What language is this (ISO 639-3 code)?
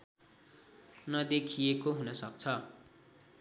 nep